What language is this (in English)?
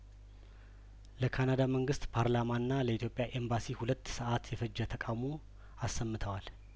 Amharic